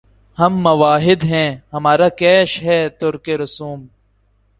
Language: Urdu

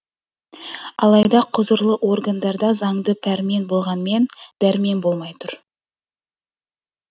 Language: Kazakh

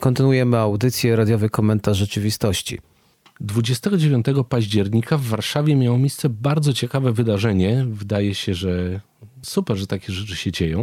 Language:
Polish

